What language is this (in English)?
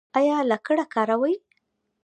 Pashto